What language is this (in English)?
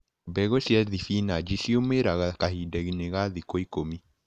Kikuyu